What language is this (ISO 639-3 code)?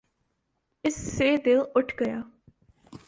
urd